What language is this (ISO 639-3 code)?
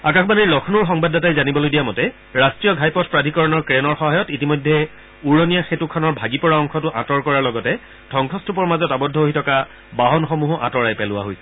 asm